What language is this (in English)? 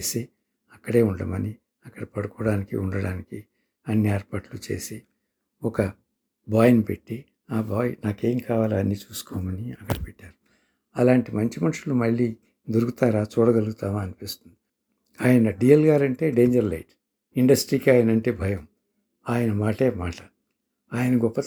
Telugu